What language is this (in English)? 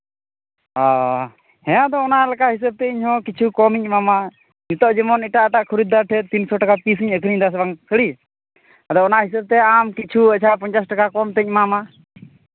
Santali